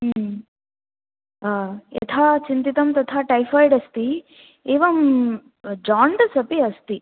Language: Sanskrit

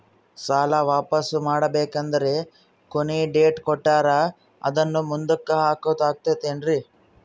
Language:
Kannada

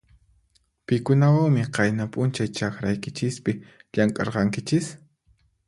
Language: Puno Quechua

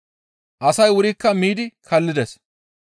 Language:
Gamo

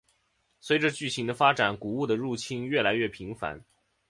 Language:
Chinese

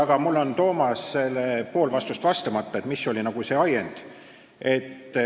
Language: Estonian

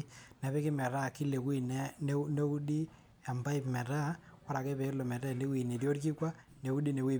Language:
Masai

